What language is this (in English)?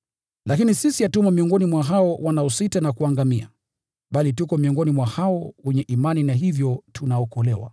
Swahili